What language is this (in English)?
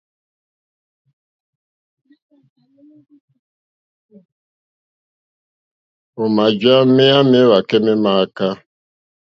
Mokpwe